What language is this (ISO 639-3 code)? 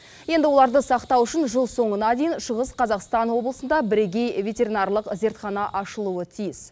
kaz